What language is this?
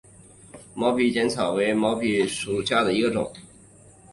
Chinese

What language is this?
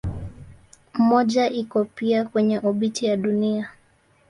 Swahili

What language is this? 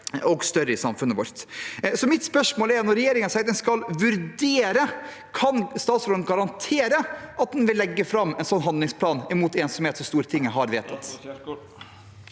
Norwegian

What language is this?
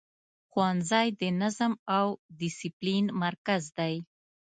Pashto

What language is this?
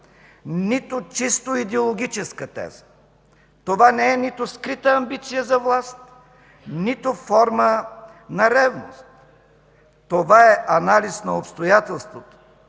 Bulgarian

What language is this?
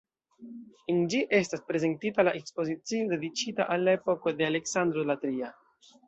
Esperanto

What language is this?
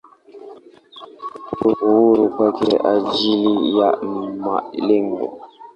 Swahili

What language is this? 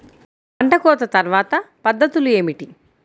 Telugu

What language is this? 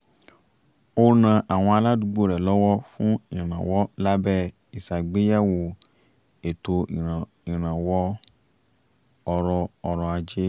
Yoruba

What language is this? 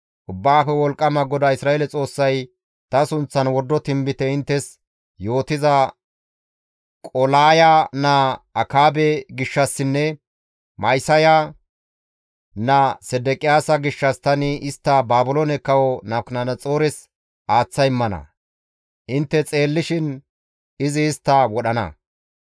Gamo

